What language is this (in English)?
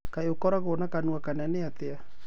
Kikuyu